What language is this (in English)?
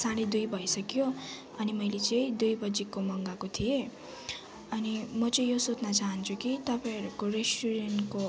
Nepali